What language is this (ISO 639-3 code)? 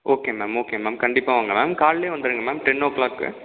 tam